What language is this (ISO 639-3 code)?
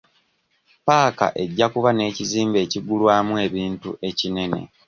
lug